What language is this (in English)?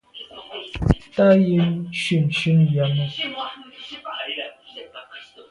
Medumba